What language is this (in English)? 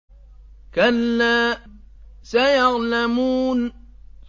Arabic